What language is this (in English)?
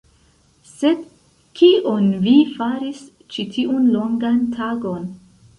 Esperanto